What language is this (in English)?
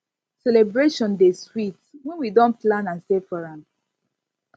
Nigerian Pidgin